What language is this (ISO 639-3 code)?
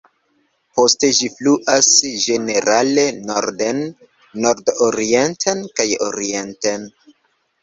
epo